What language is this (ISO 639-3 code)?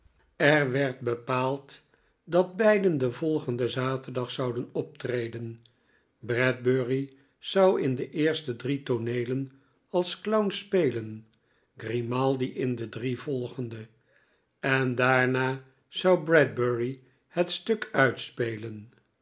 nld